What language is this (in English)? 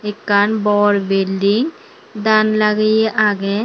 Chakma